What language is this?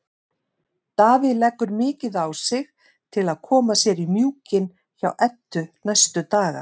Icelandic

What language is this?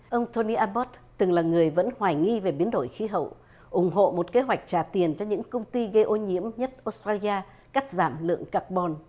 Vietnamese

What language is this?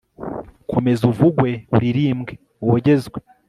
Kinyarwanda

